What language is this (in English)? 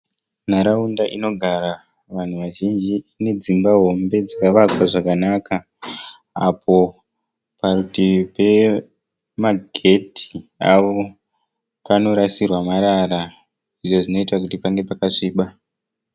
Shona